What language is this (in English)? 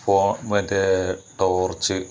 Malayalam